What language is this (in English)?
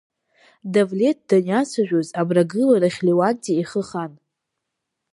Abkhazian